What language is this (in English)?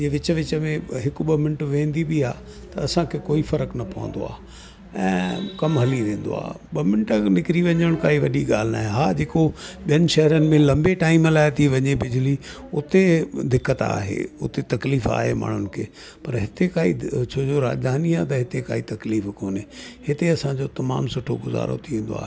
Sindhi